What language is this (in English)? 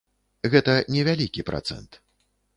Belarusian